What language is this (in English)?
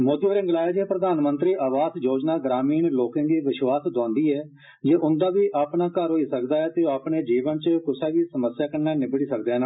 Dogri